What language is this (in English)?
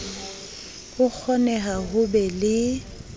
Southern Sotho